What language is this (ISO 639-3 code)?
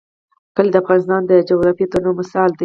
pus